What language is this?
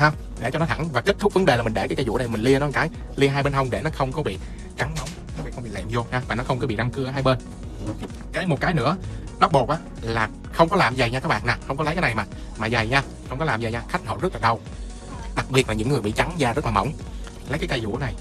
Vietnamese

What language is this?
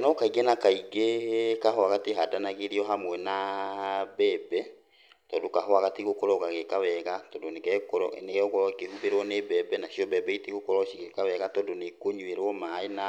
Kikuyu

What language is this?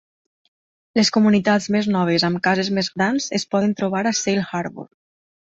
Catalan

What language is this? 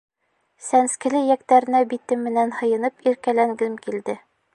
Bashkir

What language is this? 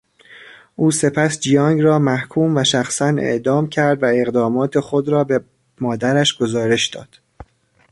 Persian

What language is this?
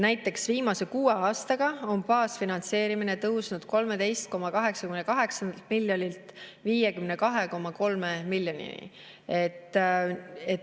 Estonian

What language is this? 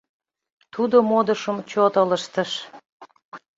Mari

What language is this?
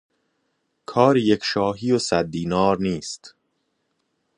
Persian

